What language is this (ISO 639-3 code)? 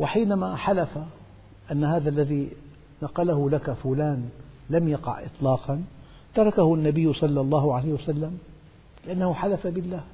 ara